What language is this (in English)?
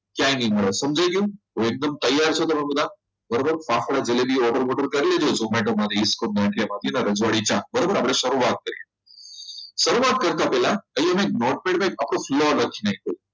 Gujarati